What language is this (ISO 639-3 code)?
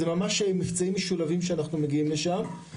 heb